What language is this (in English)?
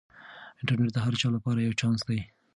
Pashto